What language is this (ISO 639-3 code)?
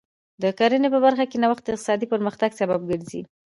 pus